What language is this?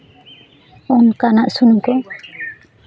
Santali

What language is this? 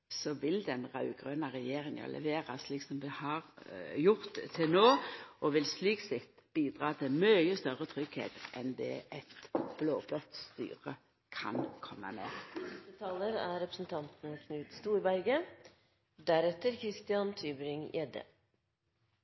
Norwegian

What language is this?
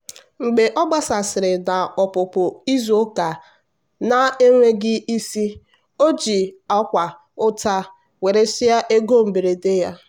Igbo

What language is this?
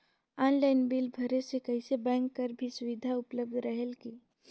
Chhattisgarhi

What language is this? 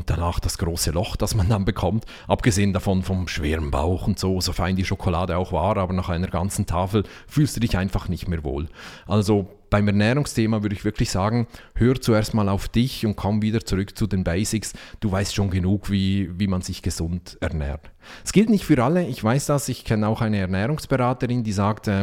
German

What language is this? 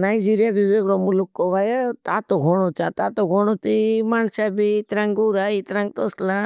Bhili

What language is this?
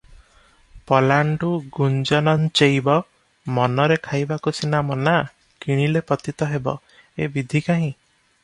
Odia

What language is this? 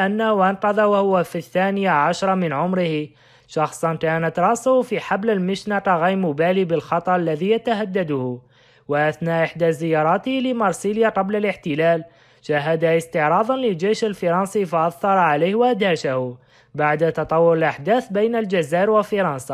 Arabic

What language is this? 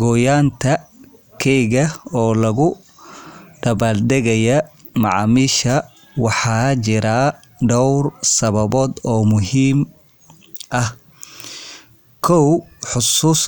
Somali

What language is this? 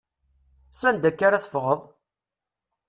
Kabyle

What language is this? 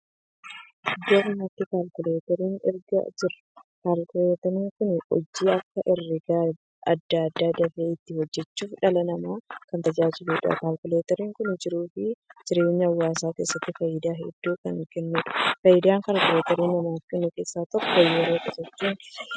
Oromo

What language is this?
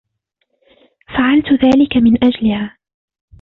Arabic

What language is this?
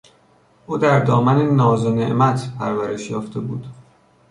Persian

